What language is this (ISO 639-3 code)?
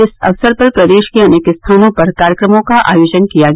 hin